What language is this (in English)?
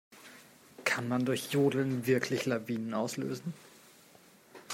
German